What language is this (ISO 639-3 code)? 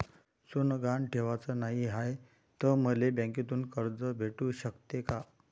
mar